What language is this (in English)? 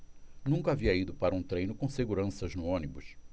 Portuguese